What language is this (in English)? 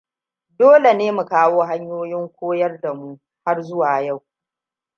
Hausa